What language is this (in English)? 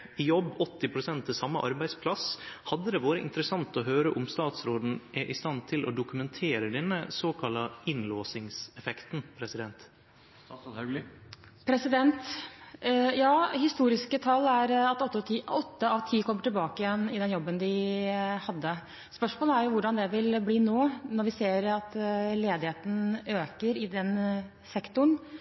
Norwegian